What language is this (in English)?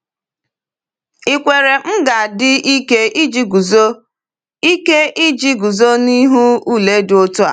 Igbo